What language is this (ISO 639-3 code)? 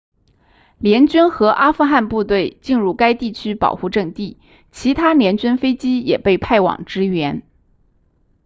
zho